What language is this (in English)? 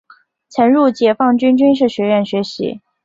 Chinese